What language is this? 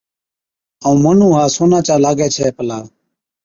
Od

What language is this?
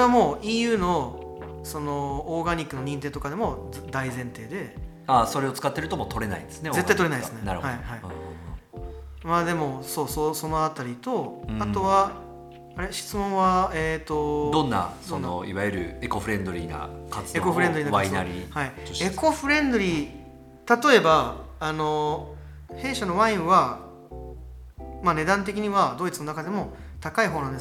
Japanese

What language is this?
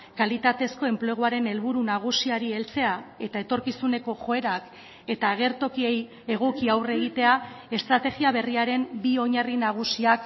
Basque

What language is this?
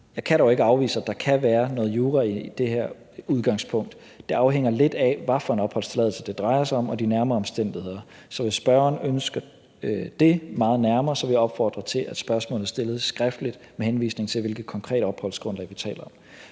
Danish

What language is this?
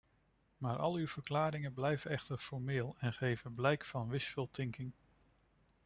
Dutch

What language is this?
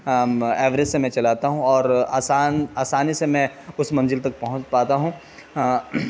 Urdu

